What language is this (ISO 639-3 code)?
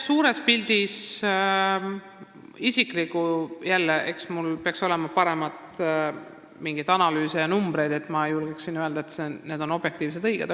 est